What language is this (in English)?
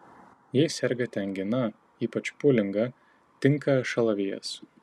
Lithuanian